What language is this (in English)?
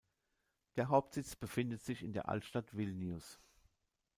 German